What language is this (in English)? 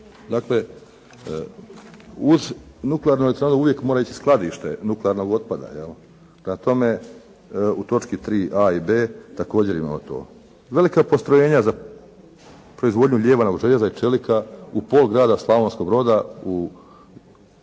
Croatian